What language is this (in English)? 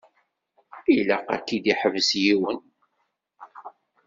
Kabyle